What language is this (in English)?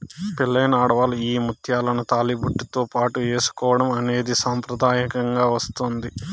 Telugu